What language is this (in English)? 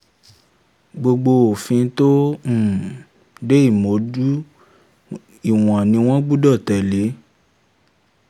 Yoruba